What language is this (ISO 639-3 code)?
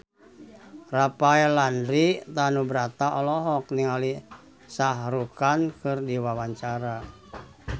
sun